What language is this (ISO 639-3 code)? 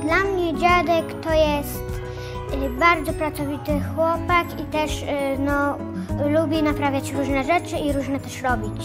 pol